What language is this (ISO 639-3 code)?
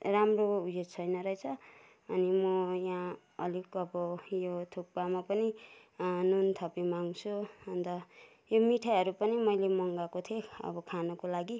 nep